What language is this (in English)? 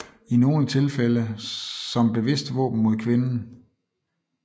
Danish